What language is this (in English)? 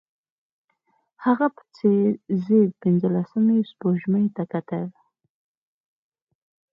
Pashto